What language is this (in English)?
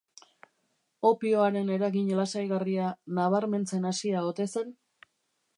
Basque